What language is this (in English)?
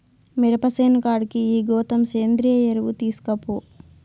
Telugu